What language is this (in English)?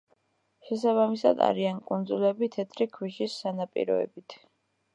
Georgian